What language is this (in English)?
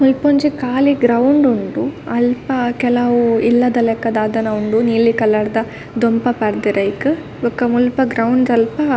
Tulu